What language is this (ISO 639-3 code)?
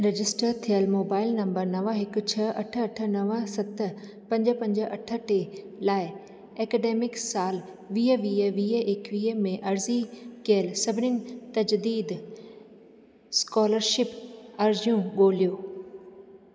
snd